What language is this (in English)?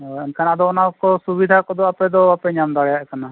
Santali